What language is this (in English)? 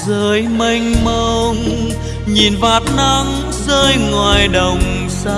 Vietnamese